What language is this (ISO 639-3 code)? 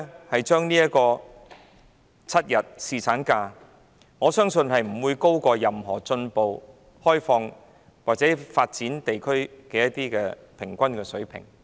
yue